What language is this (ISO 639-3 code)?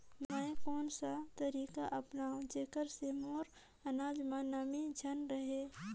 hne